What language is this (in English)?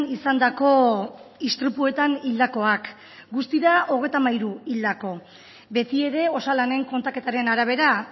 Basque